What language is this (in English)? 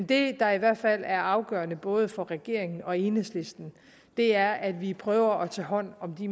Danish